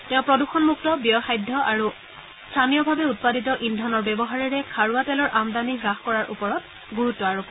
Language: Assamese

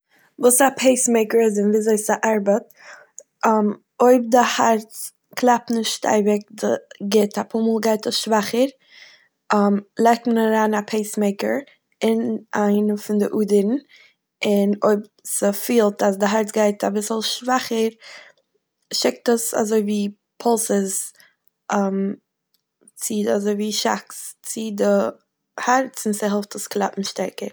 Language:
Yiddish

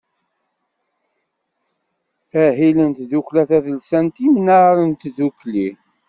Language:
Kabyle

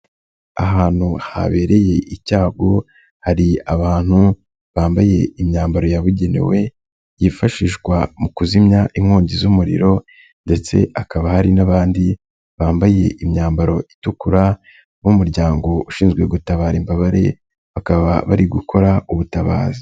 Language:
Kinyarwanda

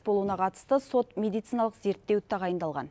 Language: Kazakh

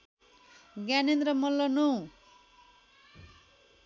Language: Nepali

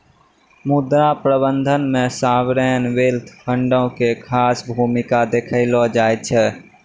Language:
Maithili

